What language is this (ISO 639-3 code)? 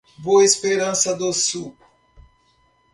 por